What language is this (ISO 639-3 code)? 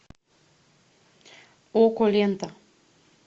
rus